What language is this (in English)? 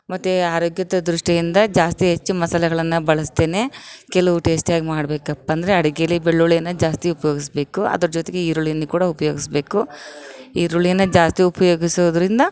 Kannada